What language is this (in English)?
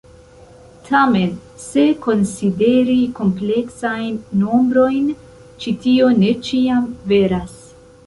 Esperanto